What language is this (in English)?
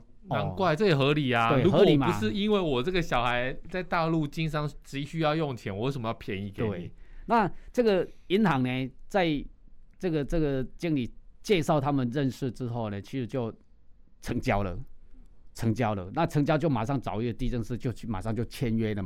Chinese